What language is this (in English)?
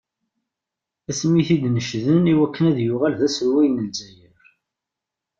Kabyle